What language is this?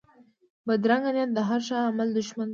Pashto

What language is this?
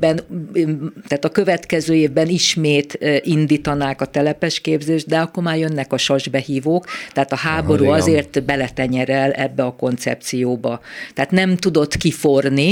Hungarian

